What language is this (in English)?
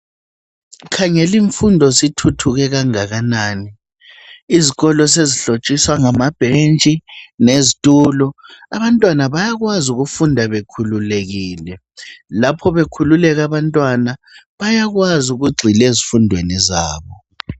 North Ndebele